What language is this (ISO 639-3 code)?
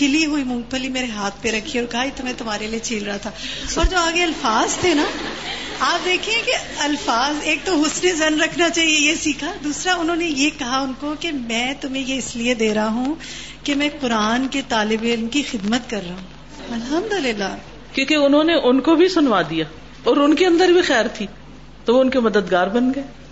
urd